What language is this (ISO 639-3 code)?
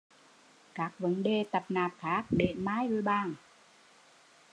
vie